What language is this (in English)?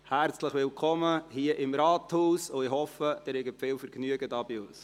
Swiss German